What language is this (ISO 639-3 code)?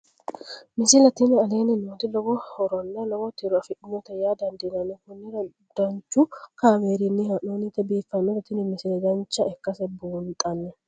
sid